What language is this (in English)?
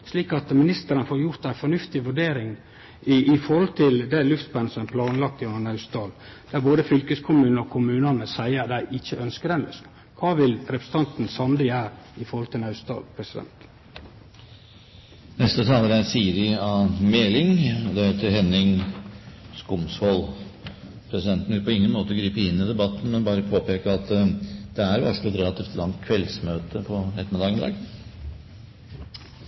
Norwegian